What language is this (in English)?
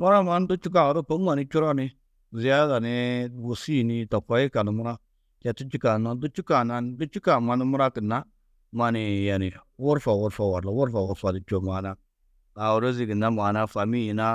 Tedaga